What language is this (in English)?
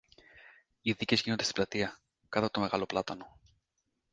Greek